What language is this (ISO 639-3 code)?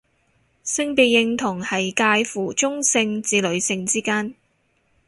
yue